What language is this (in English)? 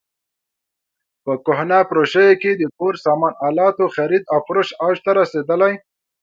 Pashto